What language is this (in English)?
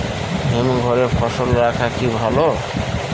Bangla